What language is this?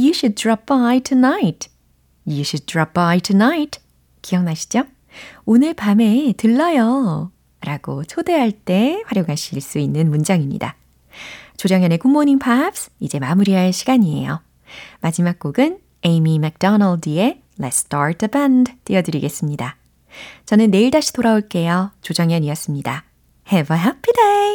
Korean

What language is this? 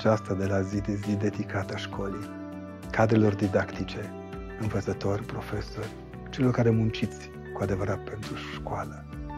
Romanian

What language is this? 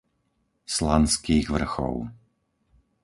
Slovak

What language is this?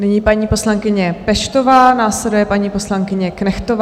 Czech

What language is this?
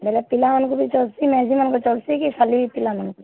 Odia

